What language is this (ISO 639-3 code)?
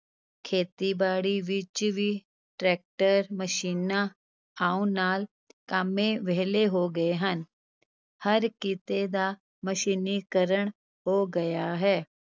pan